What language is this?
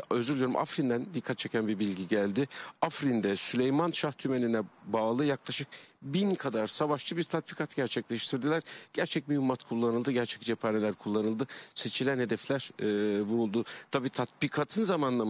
Turkish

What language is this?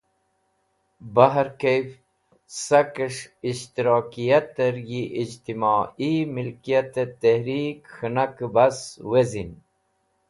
Wakhi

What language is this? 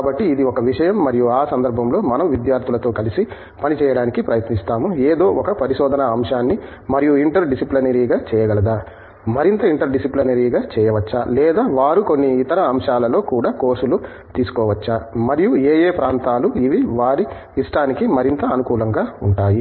Telugu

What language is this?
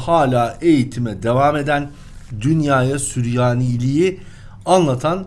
Turkish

